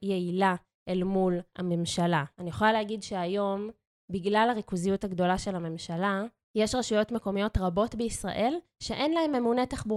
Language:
Hebrew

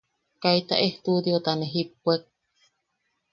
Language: Yaqui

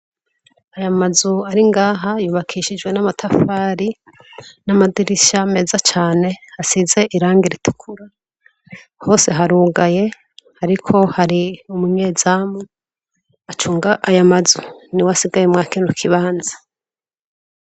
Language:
Rundi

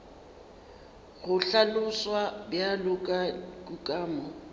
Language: Northern Sotho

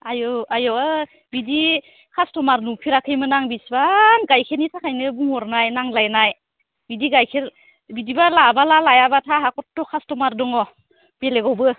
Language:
Bodo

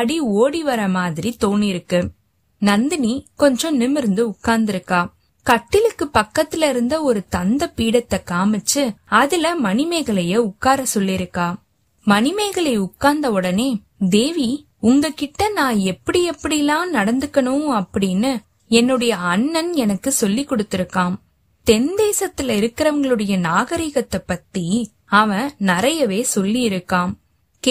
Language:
Tamil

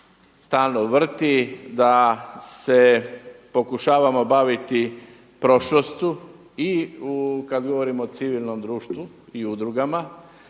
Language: Croatian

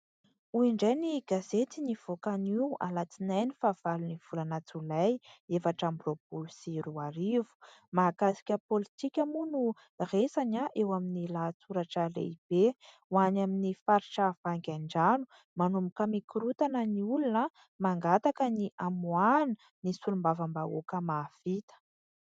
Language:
Malagasy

